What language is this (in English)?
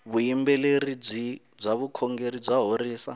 Tsonga